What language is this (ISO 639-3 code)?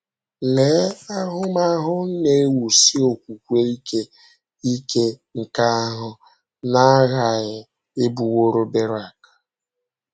ibo